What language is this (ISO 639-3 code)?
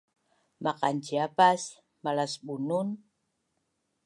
bnn